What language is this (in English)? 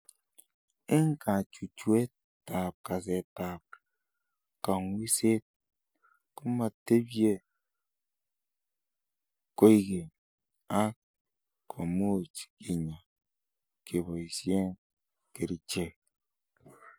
Kalenjin